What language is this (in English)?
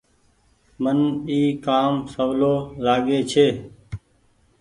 Goaria